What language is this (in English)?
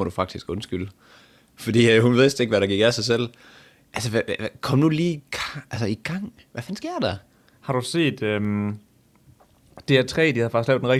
Danish